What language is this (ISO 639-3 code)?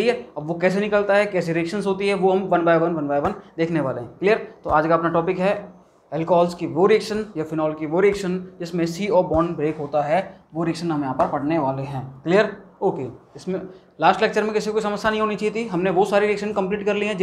hin